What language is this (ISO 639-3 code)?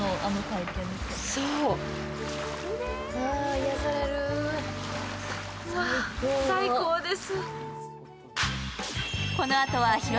jpn